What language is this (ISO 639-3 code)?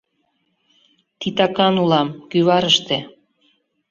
chm